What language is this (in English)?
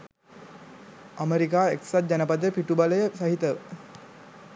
Sinhala